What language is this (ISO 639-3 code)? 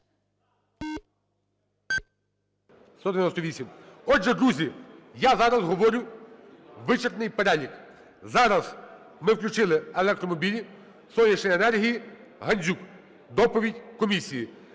ukr